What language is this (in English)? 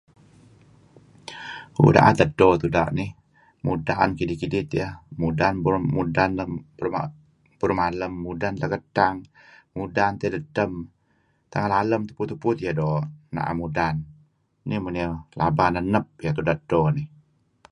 Kelabit